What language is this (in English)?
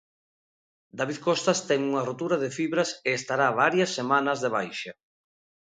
Galician